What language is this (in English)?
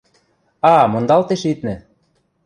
Western Mari